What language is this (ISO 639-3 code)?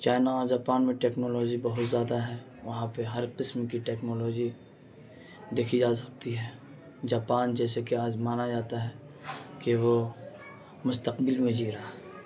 urd